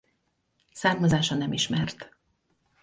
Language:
Hungarian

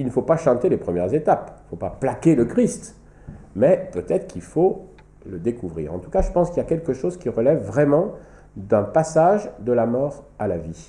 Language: French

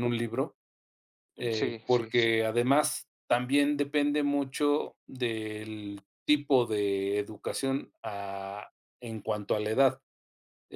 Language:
Spanish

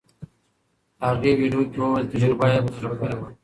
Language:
Pashto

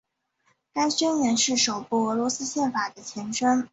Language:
Chinese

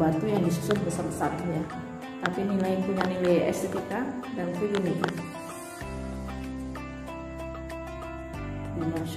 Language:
Indonesian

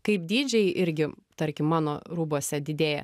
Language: Lithuanian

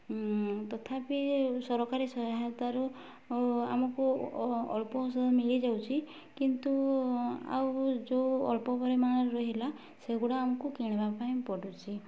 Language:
Odia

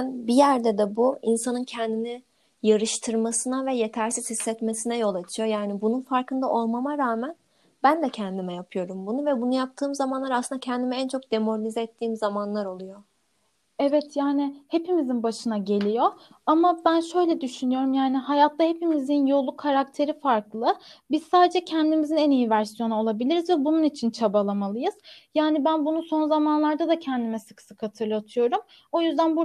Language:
Turkish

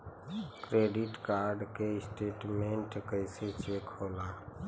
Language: Bhojpuri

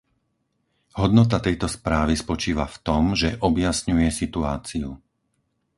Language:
Slovak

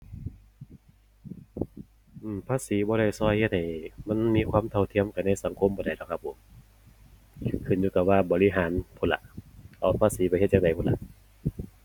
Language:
Thai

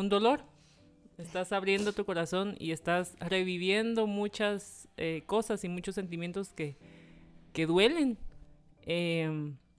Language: Spanish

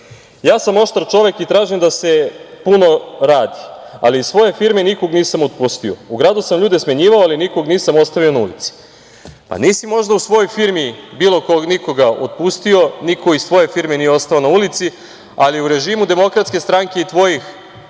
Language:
Serbian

